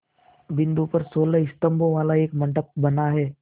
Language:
Hindi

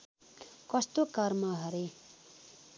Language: Nepali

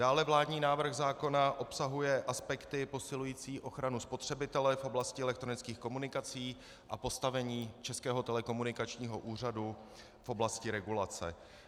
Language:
Czech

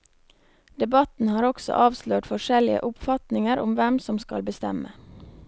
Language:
Norwegian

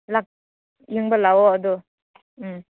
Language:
Manipuri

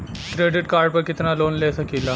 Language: Bhojpuri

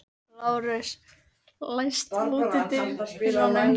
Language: Icelandic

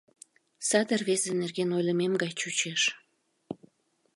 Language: Mari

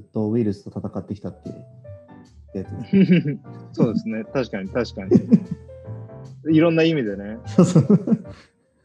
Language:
Japanese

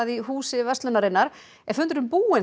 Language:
Icelandic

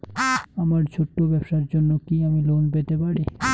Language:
Bangla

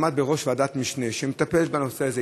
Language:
Hebrew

